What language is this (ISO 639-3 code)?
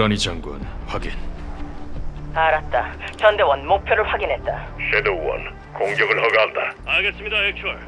kor